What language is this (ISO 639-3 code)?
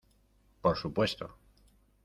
spa